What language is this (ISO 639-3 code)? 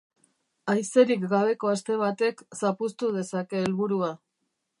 eus